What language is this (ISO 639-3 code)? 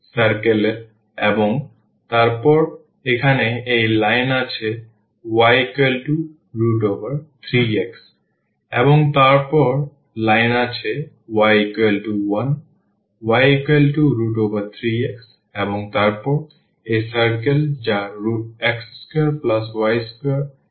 ben